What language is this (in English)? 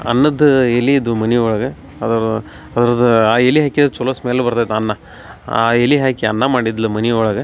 Kannada